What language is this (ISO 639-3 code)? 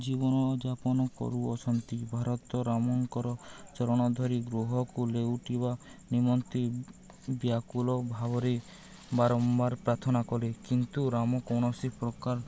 ori